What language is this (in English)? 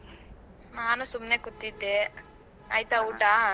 Kannada